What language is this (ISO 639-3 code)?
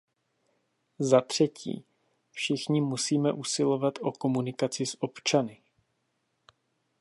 ces